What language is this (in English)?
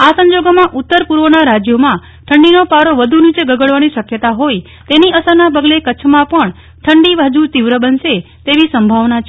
Gujarati